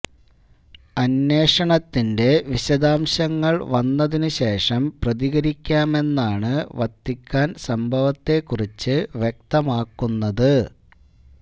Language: Malayalam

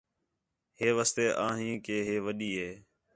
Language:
Khetrani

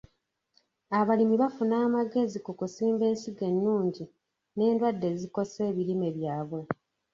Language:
Ganda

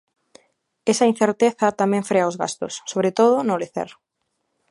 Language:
Galician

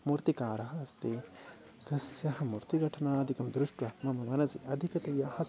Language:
Sanskrit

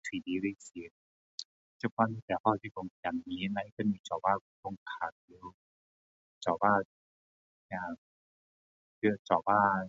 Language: Min Dong Chinese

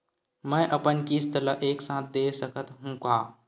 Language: Chhattisgarhi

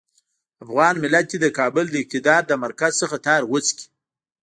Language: Pashto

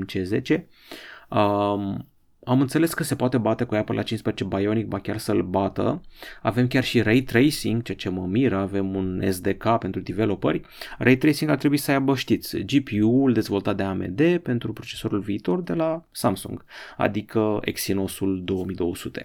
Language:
Romanian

